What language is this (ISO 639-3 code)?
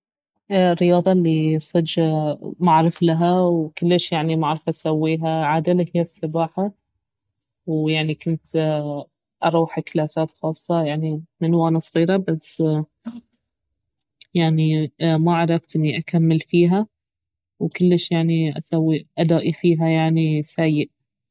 abv